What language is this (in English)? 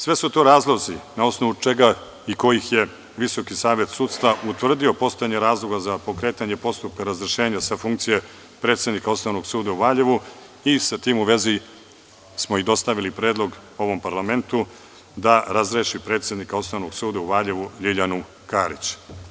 Serbian